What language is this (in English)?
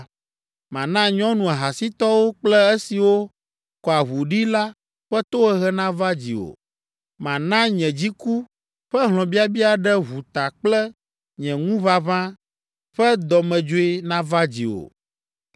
Ewe